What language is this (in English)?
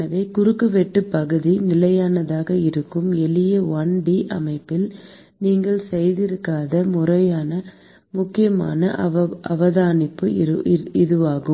Tamil